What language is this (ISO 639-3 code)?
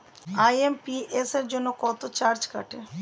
ben